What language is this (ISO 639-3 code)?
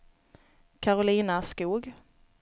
swe